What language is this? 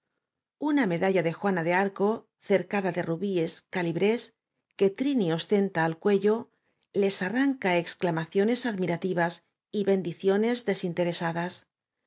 Spanish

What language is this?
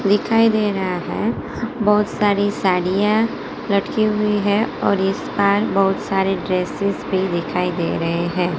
Hindi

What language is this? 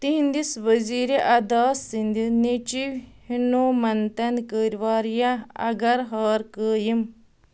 Kashmiri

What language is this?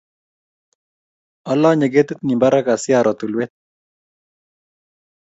Kalenjin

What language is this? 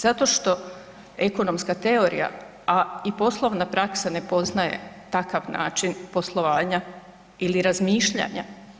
Croatian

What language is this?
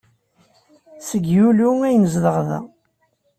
Kabyle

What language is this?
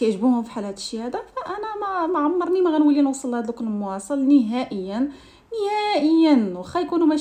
Arabic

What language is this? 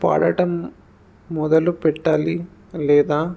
Telugu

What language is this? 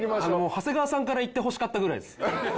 Japanese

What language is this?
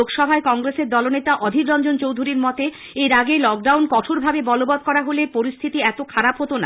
Bangla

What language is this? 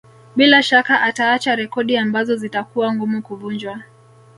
Swahili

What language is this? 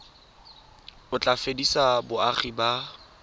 Tswana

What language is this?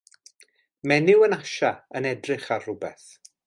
Welsh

